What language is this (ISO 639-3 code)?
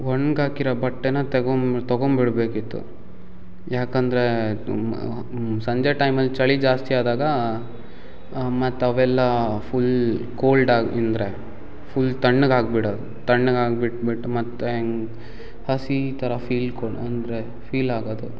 kan